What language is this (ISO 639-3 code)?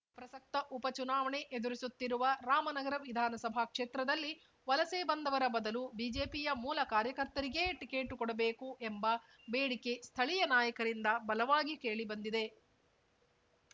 kan